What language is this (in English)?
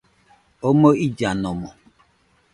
Nüpode Huitoto